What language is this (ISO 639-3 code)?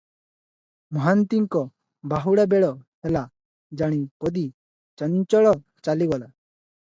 ori